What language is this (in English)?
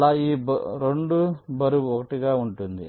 Telugu